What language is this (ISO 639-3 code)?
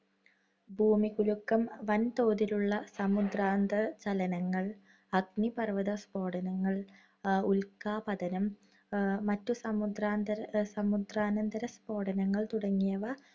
mal